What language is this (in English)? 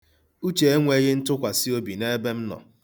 Igbo